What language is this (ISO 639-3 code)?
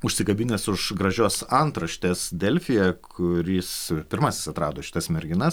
lit